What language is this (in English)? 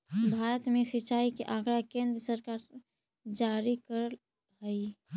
Magahi